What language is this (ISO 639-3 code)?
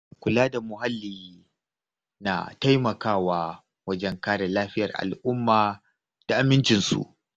hau